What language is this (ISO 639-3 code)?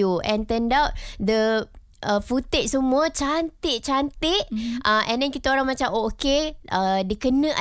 msa